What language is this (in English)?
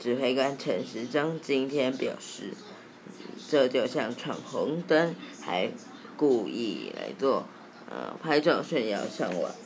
Chinese